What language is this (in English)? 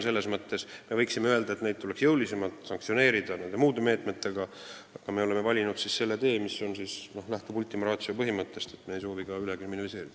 Estonian